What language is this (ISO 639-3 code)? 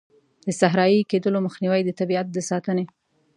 pus